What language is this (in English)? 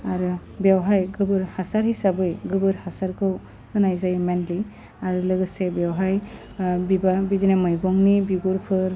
Bodo